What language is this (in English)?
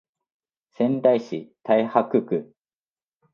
Japanese